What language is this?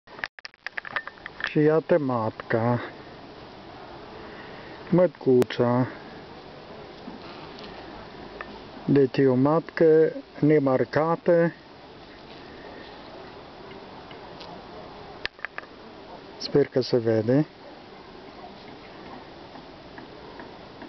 Romanian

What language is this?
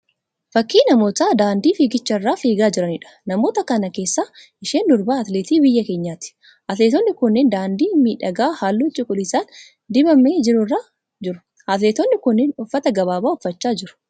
Oromo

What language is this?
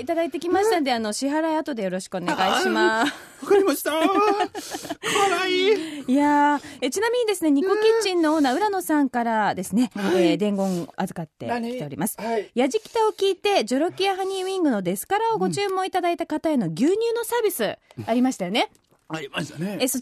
Japanese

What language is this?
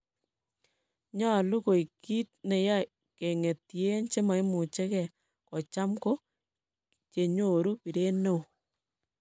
Kalenjin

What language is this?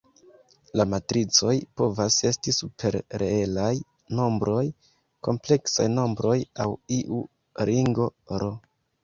Esperanto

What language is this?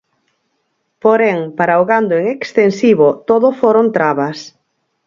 Galician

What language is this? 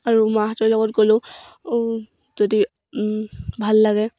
Assamese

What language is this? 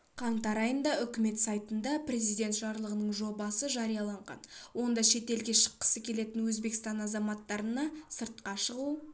Kazakh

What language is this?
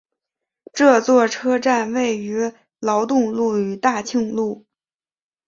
Chinese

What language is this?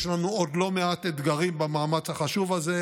Hebrew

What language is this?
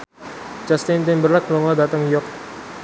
Javanese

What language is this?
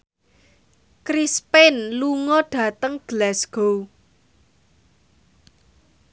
Javanese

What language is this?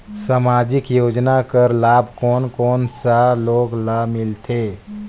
Chhattisgarhi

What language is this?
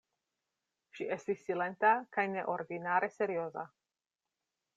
Esperanto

